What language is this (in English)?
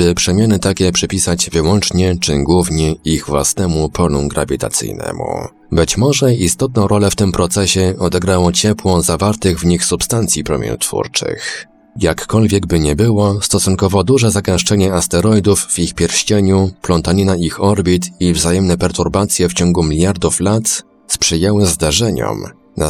Polish